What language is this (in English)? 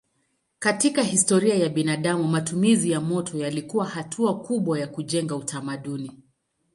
Swahili